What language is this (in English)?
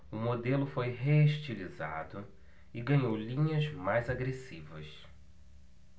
Portuguese